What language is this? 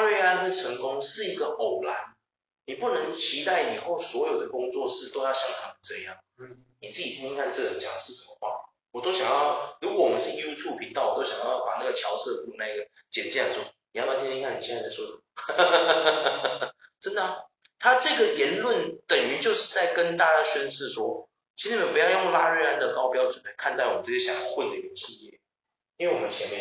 Chinese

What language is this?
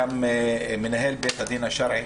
Hebrew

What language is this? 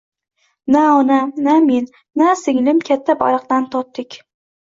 Uzbek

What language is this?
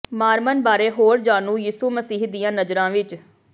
Punjabi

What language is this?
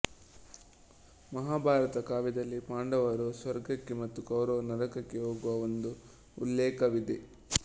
Kannada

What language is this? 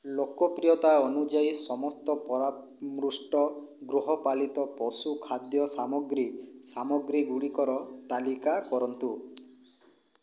Odia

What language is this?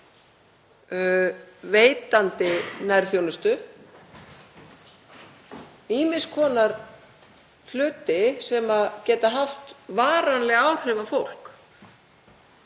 Icelandic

